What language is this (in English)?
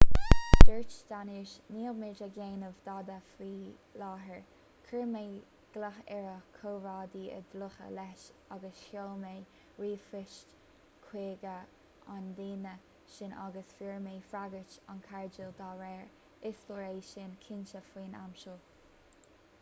Irish